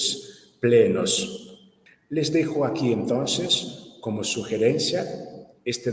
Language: Spanish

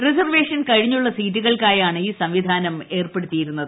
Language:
Malayalam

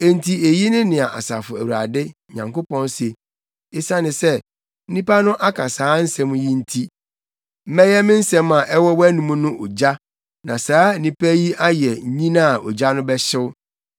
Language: Akan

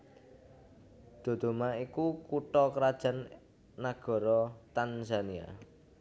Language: Javanese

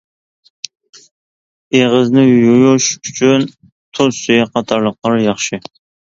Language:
Uyghur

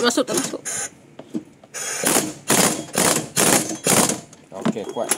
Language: Malay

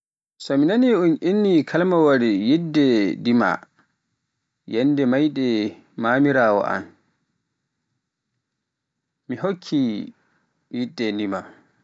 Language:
Pular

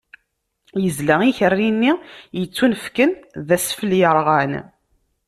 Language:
Kabyle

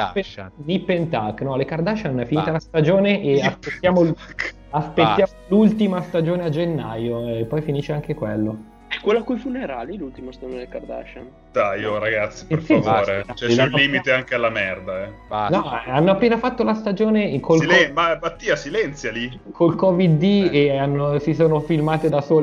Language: Italian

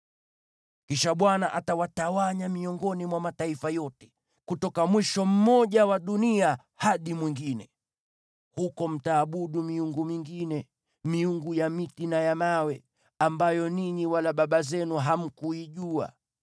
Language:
Swahili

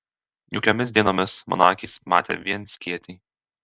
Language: Lithuanian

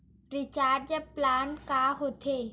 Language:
Chhattisgarhi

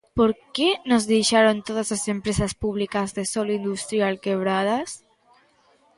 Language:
Galician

